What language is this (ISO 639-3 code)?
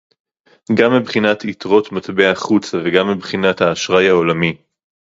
heb